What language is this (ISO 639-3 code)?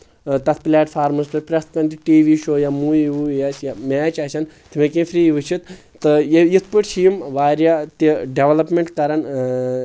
kas